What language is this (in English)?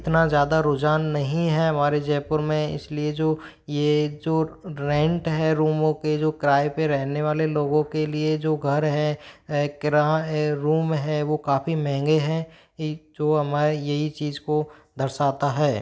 Hindi